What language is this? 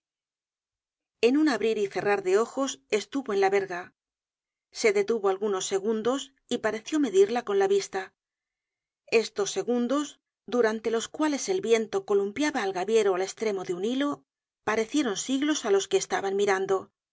Spanish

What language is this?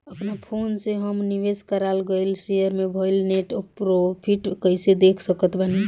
Bhojpuri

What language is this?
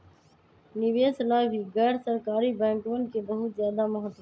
Magahi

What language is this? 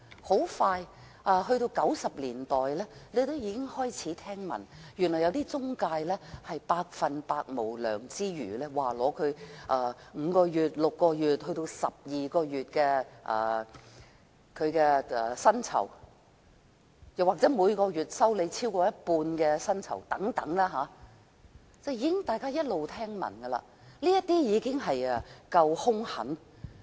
Cantonese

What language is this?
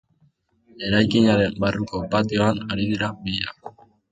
Basque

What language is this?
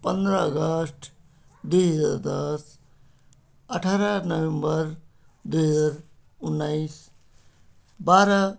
Nepali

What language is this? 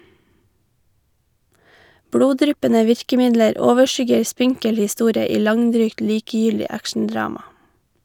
Norwegian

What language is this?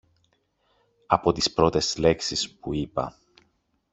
Greek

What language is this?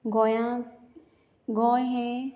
Konkani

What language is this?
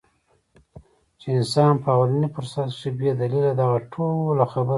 Pashto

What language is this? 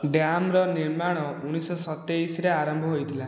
Odia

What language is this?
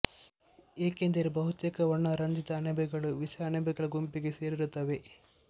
Kannada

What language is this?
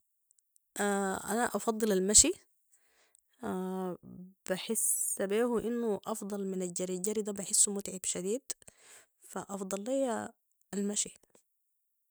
Sudanese Arabic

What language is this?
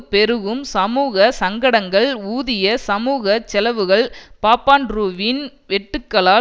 Tamil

